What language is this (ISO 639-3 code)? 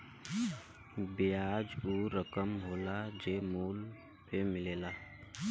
bho